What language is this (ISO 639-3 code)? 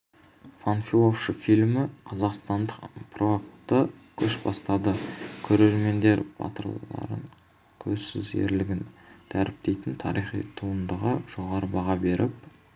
kaz